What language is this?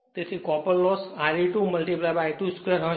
Gujarati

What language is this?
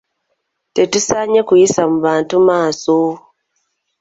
Ganda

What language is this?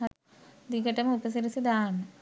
Sinhala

